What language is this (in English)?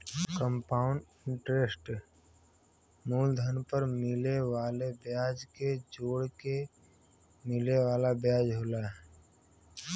Bhojpuri